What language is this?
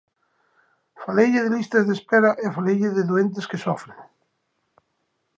Galician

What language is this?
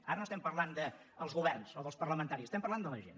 Catalan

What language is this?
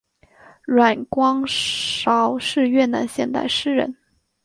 Chinese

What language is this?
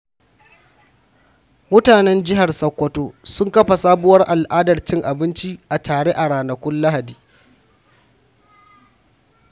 Hausa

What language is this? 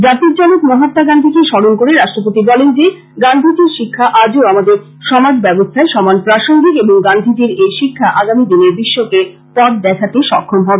Bangla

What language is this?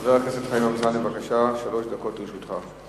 Hebrew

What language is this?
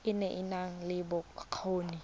Tswana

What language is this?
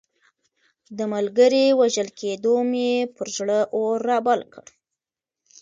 Pashto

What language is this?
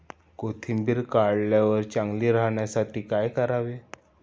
Marathi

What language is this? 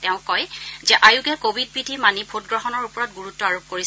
Assamese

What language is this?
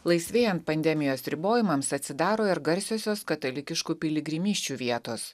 Lithuanian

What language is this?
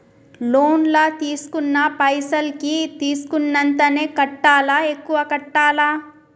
Telugu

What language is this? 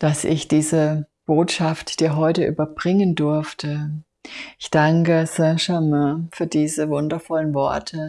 German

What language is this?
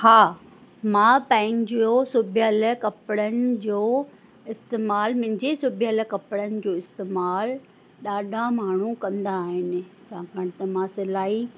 Sindhi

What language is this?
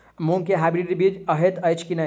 Maithili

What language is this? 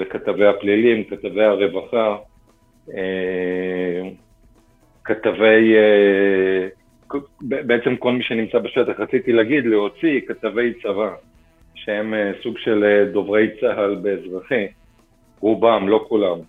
Hebrew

